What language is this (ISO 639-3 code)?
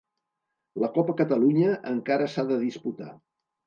cat